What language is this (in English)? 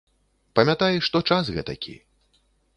Belarusian